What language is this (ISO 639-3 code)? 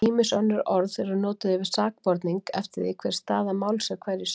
isl